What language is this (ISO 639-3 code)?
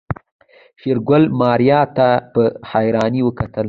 pus